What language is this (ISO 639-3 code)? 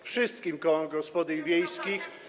pol